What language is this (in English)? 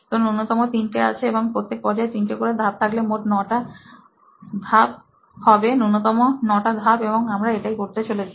Bangla